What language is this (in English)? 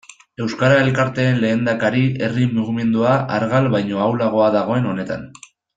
Basque